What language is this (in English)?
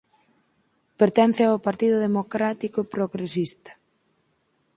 Galician